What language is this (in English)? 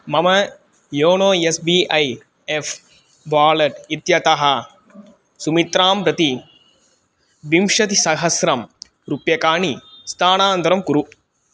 Sanskrit